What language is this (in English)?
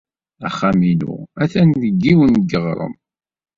Kabyle